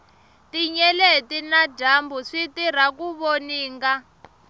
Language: Tsonga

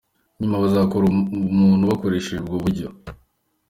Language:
Kinyarwanda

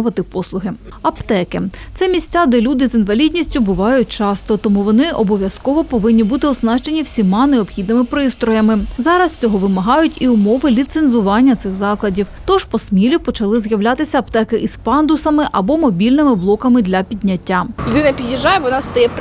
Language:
Ukrainian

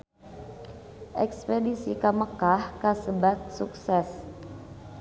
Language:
Sundanese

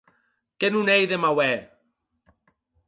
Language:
Occitan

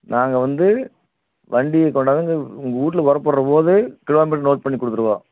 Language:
Tamil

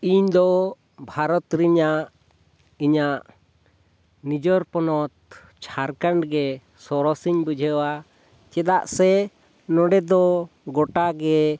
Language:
Santali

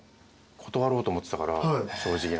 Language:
Japanese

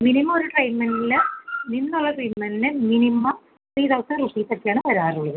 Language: Malayalam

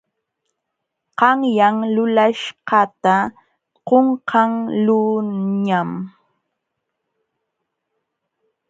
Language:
Jauja Wanca Quechua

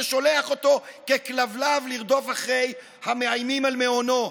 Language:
Hebrew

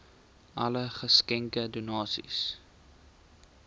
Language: Afrikaans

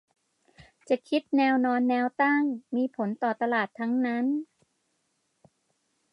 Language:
Thai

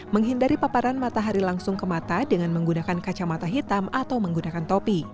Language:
Indonesian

